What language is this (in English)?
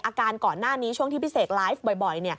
Thai